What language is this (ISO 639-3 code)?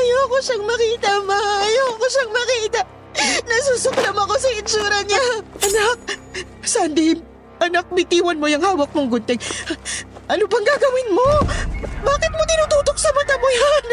fil